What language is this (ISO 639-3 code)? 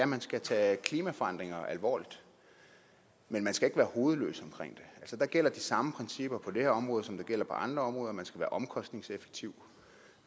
dan